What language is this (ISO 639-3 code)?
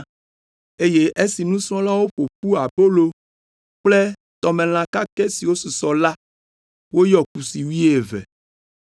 ewe